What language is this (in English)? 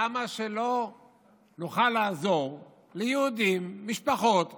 Hebrew